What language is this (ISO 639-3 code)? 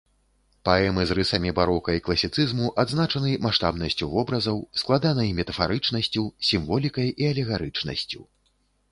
bel